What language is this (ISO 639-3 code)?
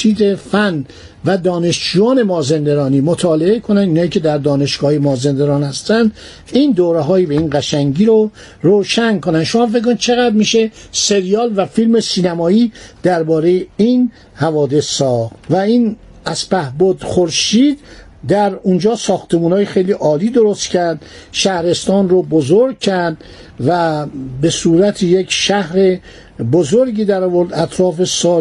fas